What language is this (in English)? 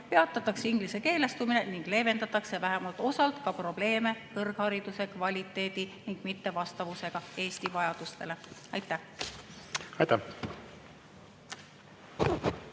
Estonian